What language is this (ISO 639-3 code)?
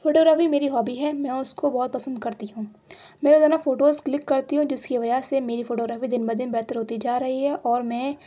urd